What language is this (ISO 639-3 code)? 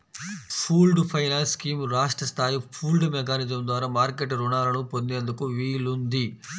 tel